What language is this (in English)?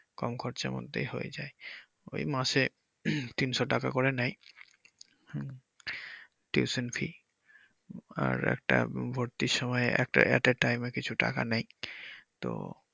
Bangla